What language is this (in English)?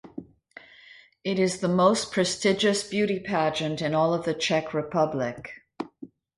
English